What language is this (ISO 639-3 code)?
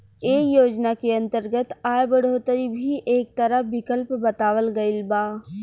bho